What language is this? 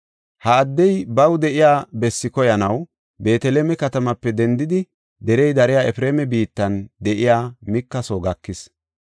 Gofa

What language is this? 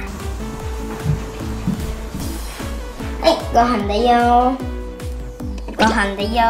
Japanese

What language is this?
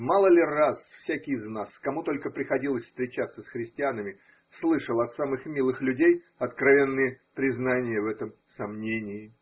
Russian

